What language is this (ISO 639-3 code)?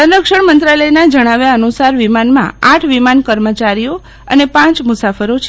guj